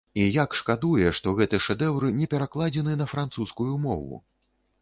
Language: Belarusian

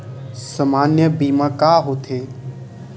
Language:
Chhattisgarhi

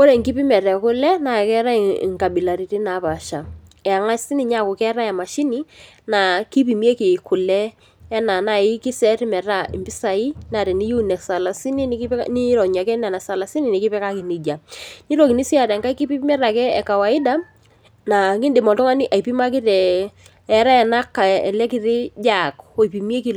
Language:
Masai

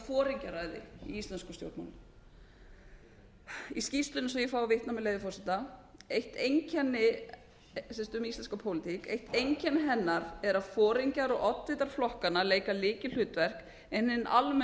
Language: Icelandic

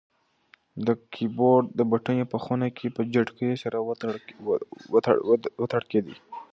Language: Pashto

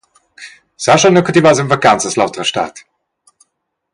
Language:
Romansh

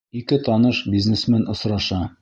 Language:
Bashkir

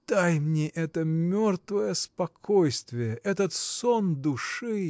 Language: Russian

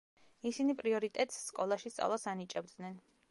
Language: Georgian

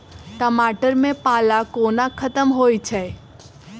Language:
Maithili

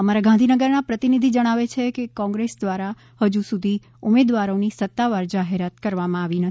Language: Gujarati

